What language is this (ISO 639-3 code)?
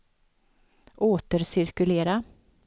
swe